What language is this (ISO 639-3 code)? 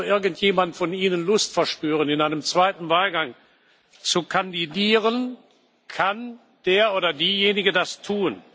deu